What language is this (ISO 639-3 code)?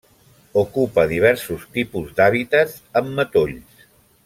cat